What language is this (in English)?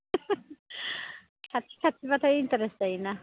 Bodo